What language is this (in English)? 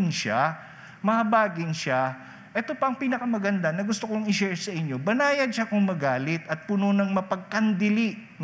Filipino